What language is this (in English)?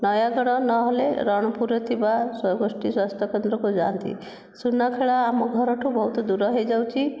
Odia